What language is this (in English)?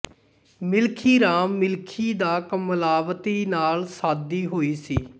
Punjabi